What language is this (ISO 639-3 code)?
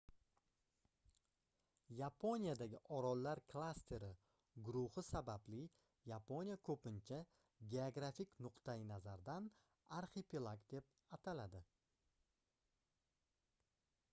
uzb